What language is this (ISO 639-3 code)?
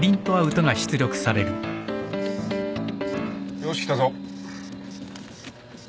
jpn